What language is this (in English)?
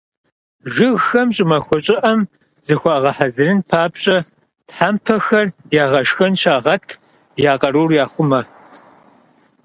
Kabardian